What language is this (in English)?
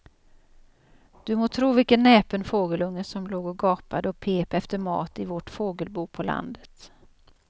Swedish